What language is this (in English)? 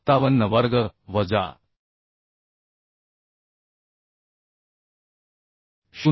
Marathi